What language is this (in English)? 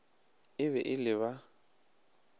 Northern Sotho